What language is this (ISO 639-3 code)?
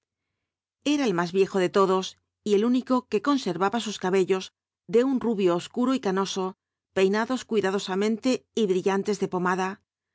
spa